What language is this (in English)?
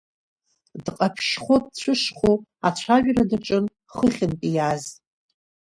Abkhazian